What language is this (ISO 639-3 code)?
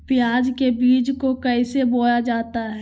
mag